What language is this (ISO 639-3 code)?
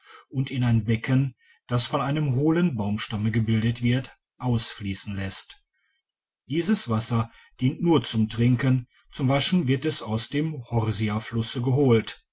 deu